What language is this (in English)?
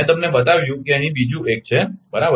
Gujarati